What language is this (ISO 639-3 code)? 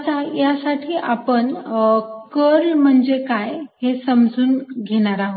mar